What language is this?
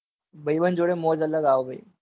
Gujarati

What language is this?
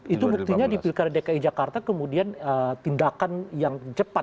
Indonesian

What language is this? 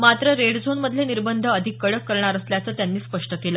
Marathi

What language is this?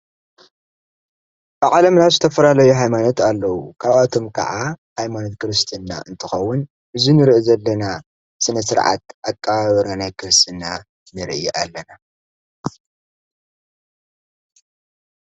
Tigrinya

